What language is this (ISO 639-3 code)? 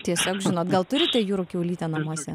lit